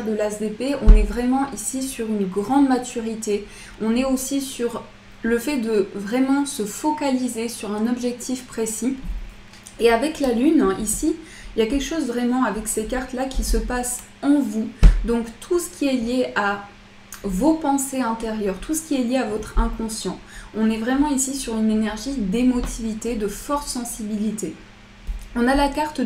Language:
French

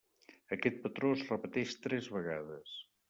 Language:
Catalan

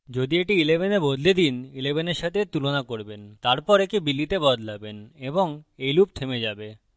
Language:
Bangla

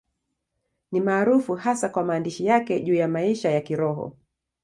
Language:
Swahili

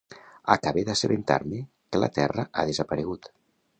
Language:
Catalan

